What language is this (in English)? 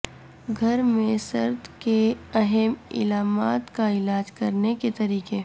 Urdu